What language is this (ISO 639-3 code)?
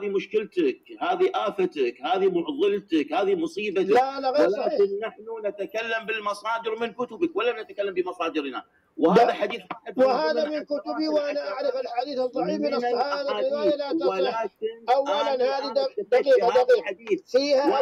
ara